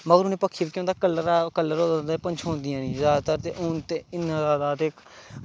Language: Dogri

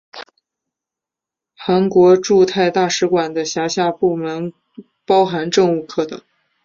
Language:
Chinese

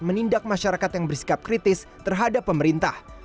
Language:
Indonesian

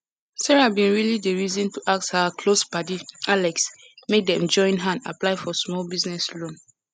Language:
Nigerian Pidgin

